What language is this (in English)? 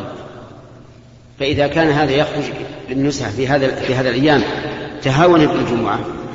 Arabic